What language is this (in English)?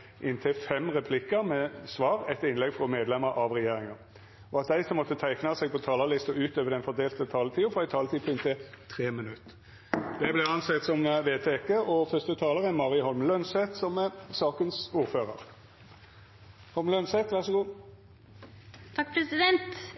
Norwegian